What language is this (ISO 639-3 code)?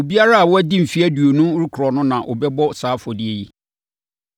aka